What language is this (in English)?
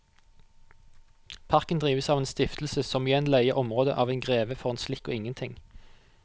Norwegian